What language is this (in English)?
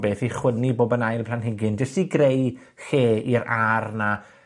Welsh